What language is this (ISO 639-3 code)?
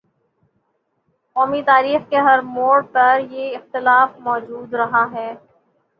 urd